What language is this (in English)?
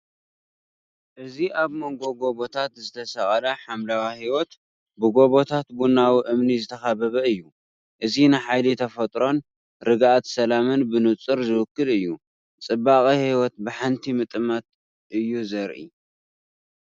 Tigrinya